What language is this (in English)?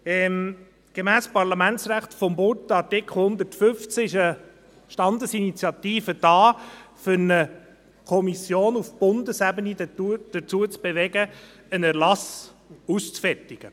Swiss German